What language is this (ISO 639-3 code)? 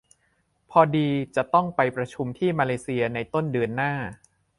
tha